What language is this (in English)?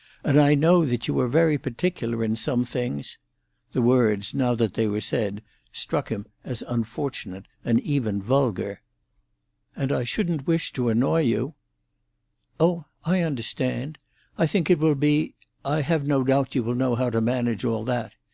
English